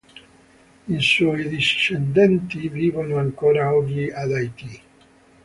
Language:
Italian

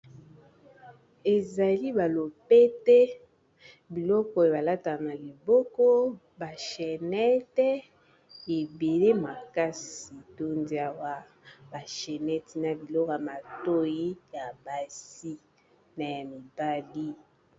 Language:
Lingala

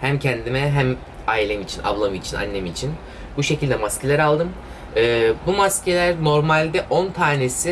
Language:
Turkish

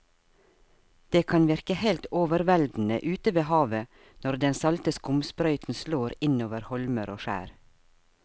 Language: Norwegian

